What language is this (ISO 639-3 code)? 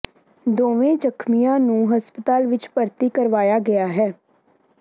pan